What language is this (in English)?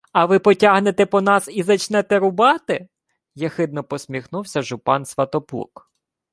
Ukrainian